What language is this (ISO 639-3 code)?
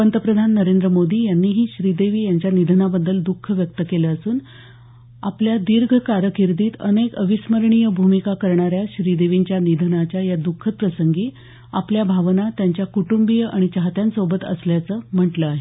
mar